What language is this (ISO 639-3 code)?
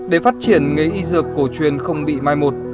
vie